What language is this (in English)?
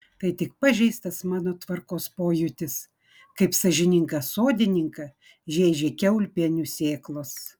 Lithuanian